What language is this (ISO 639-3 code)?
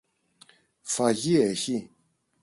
ell